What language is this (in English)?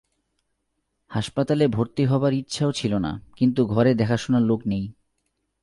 Bangla